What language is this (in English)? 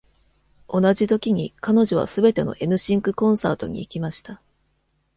Japanese